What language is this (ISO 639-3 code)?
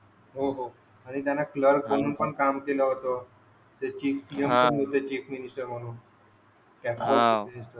mar